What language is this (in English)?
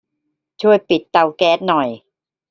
Thai